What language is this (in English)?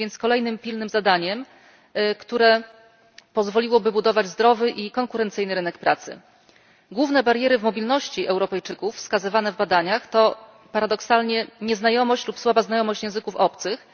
Polish